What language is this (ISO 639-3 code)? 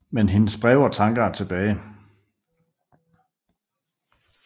dan